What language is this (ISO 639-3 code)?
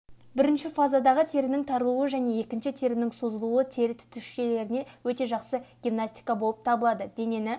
kaz